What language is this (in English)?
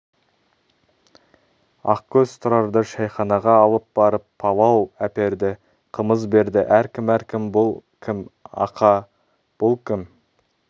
Kazakh